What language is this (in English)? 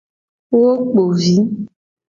Gen